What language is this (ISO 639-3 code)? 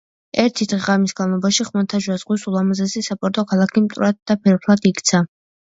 kat